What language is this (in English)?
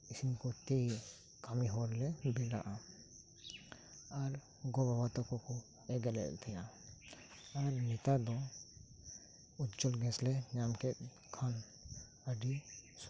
Santali